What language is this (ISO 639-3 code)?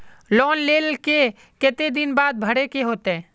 mag